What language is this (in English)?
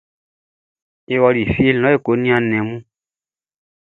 Baoulé